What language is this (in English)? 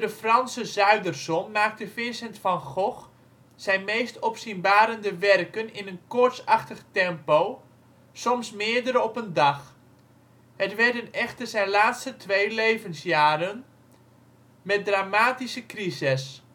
Dutch